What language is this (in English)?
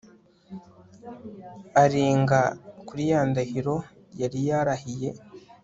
Kinyarwanda